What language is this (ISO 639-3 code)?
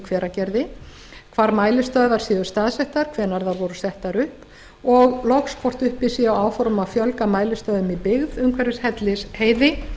isl